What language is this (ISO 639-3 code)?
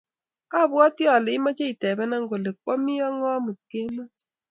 kln